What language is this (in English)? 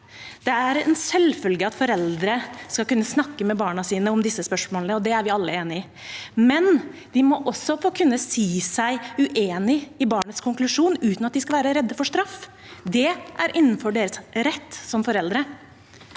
Norwegian